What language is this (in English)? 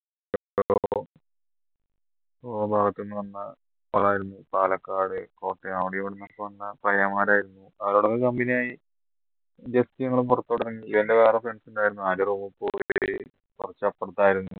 Malayalam